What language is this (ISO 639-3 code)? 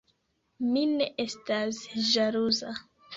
epo